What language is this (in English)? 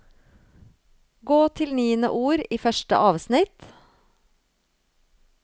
Norwegian